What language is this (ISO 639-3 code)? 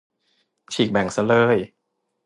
tha